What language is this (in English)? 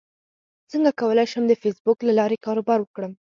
Pashto